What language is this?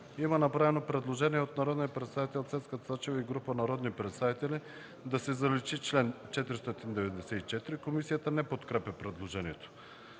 Bulgarian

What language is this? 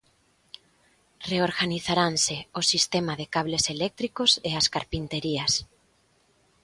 Galician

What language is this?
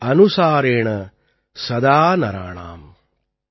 Tamil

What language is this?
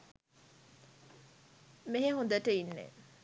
Sinhala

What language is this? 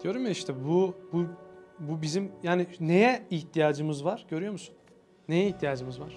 Turkish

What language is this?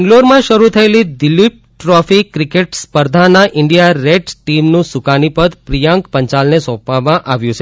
Gujarati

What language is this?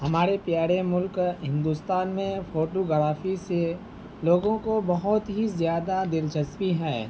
Urdu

